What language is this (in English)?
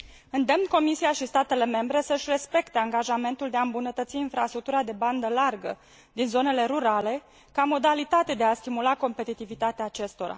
Romanian